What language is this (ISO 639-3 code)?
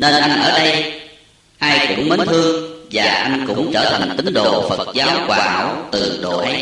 vie